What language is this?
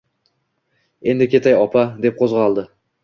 Uzbek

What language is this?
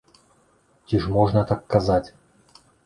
Belarusian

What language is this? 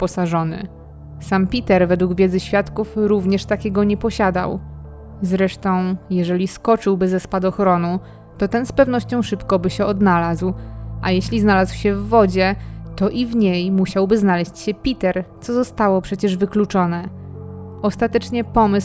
Polish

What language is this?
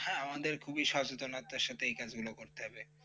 Bangla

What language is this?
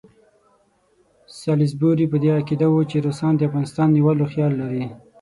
Pashto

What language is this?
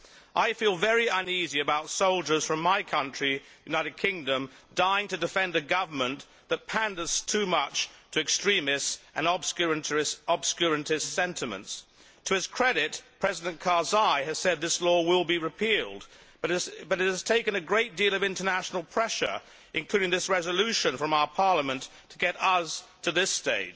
English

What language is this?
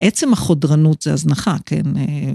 Hebrew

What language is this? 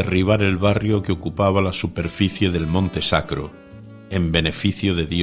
Spanish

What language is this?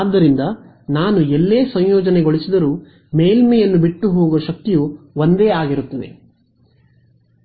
Kannada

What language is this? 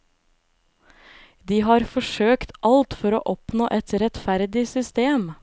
Norwegian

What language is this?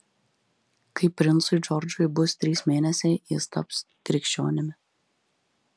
Lithuanian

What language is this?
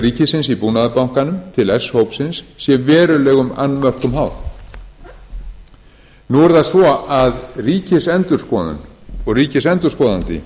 Icelandic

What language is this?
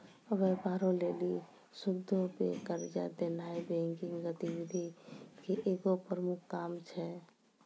Maithili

